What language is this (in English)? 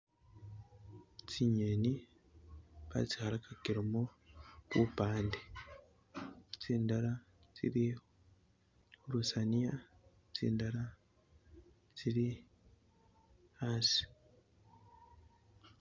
Masaaba